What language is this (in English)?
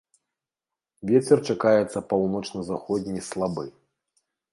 Belarusian